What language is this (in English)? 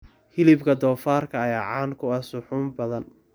Somali